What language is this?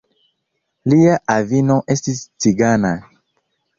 Esperanto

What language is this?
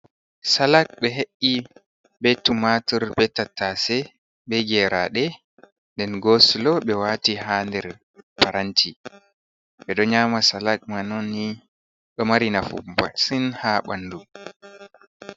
Fula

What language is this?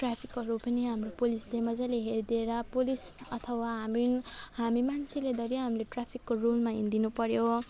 Nepali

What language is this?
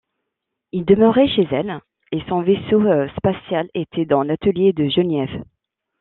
French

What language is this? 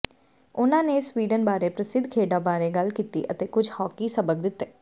Punjabi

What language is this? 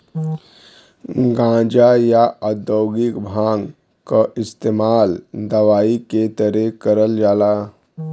Bhojpuri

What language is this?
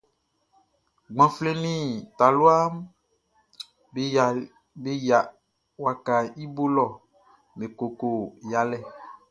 Baoulé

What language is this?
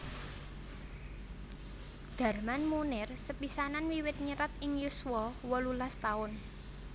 Javanese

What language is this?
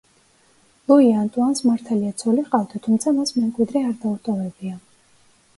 Georgian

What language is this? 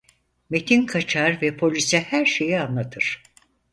Turkish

